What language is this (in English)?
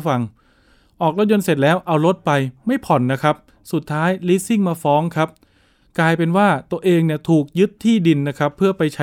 Thai